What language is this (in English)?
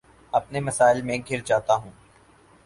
Urdu